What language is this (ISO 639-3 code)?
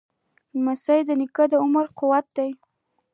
pus